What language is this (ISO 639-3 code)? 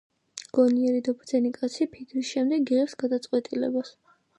kat